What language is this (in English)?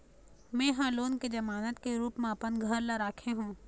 Chhattisgarhi